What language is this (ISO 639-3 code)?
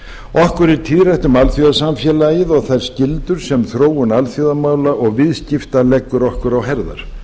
isl